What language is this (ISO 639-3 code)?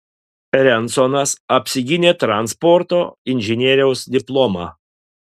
lit